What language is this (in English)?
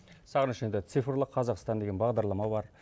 Kazakh